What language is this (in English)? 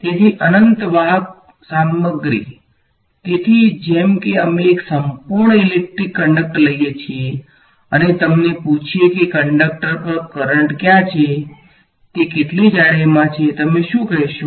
Gujarati